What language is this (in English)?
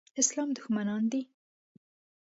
Pashto